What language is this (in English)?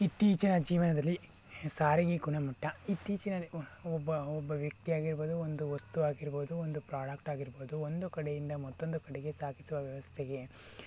Kannada